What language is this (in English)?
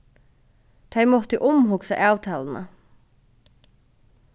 Faroese